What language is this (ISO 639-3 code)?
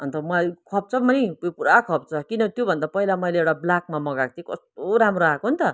nep